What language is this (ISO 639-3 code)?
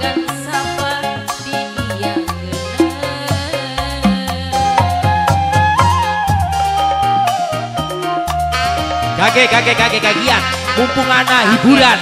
ind